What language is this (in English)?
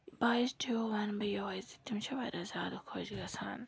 Kashmiri